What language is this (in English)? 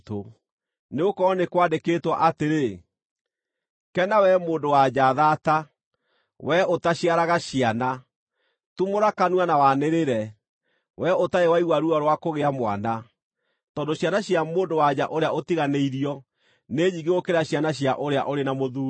Kikuyu